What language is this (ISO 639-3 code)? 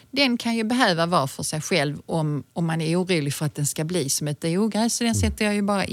swe